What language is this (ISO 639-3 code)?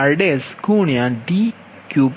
guj